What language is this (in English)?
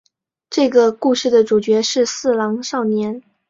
Chinese